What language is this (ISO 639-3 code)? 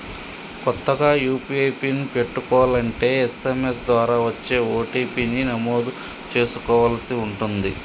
tel